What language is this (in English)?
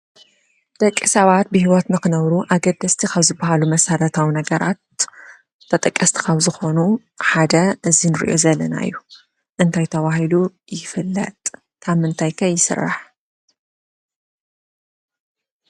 Tigrinya